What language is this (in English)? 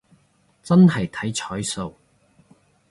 Cantonese